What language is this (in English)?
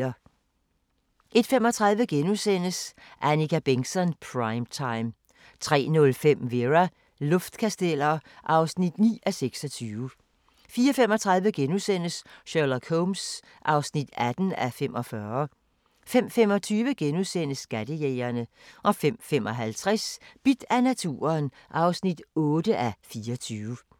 Danish